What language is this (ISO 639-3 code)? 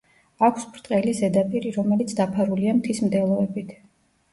kat